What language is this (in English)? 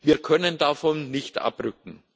German